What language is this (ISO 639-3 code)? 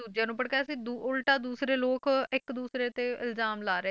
pan